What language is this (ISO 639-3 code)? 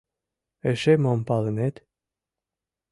chm